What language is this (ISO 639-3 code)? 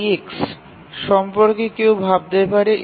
ben